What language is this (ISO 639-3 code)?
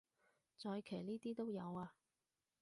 yue